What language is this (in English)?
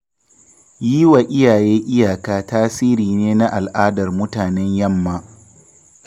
Hausa